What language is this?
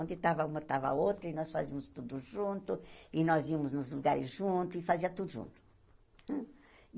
Portuguese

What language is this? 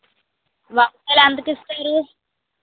Telugu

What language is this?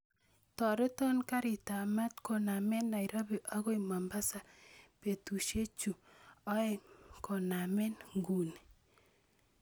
Kalenjin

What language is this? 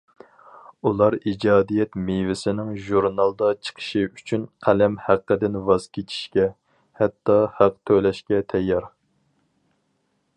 Uyghur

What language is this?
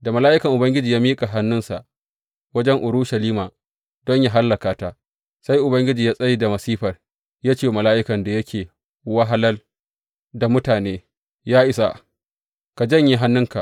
Hausa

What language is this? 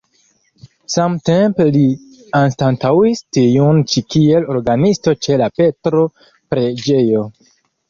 Esperanto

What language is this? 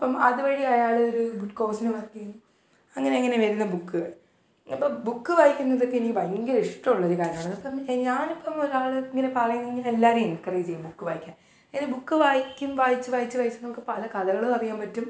Malayalam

